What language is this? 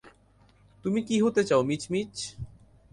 Bangla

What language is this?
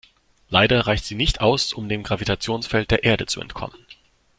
German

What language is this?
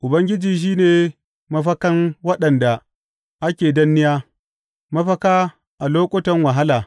Hausa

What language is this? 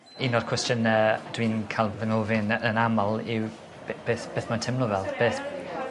Welsh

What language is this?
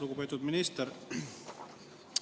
Estonian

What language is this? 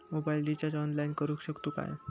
Marathi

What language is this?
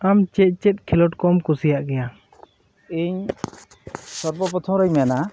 Santali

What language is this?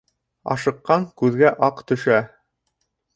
Bashkir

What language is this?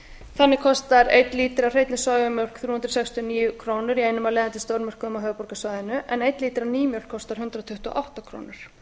Icelandic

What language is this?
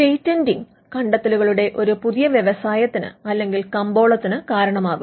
Malayalam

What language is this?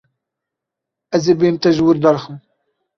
Kurdish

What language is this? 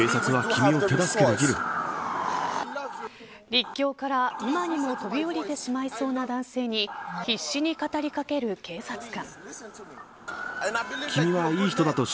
Japanese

